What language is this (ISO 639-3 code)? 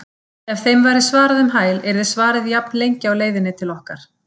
isl